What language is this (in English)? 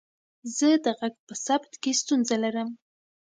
Pashto